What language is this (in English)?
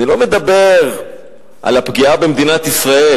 Hebrew